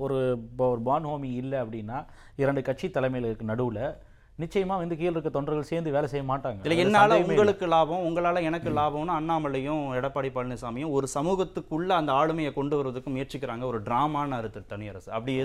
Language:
Tamil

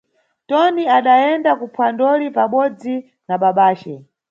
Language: Nyungwe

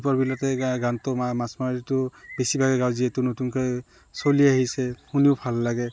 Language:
Assamese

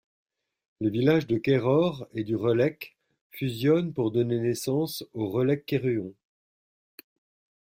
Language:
French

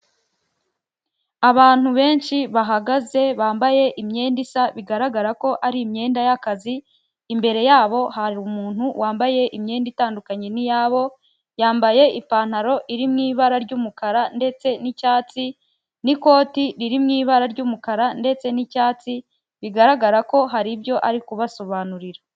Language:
Kinyarwanda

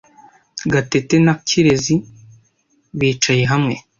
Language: Kinyarwanda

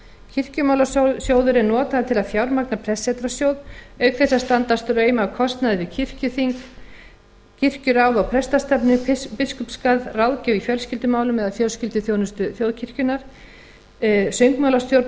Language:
Icelandic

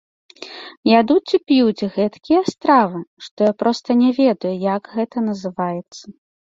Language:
Belarusian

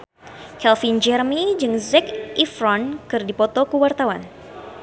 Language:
Sundanese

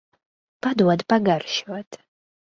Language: Latvian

